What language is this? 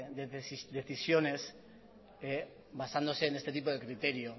Spanish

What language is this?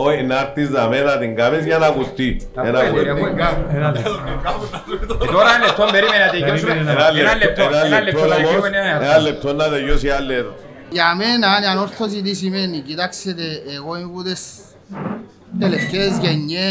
Greek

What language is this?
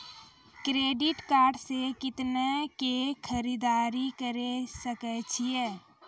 Maithili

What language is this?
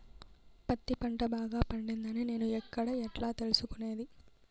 Telugu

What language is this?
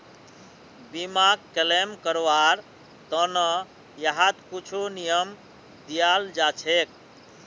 Magahi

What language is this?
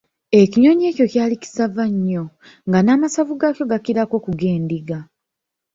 Ganda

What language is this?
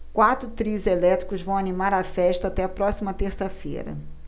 Portuguese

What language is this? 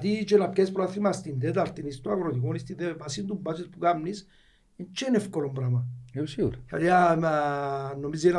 Greek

